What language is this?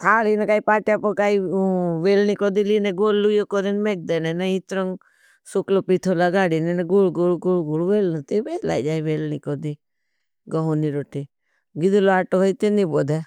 Bhili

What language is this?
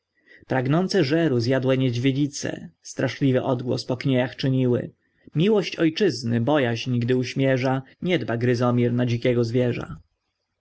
Polish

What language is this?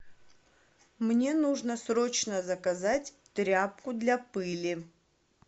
Russian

